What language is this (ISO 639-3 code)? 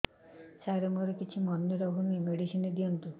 ori